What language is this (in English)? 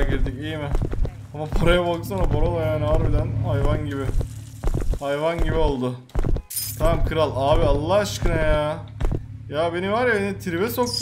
Turkish